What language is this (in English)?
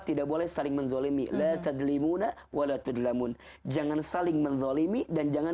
Indonesian